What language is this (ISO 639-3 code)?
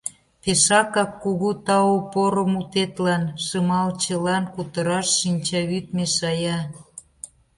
chm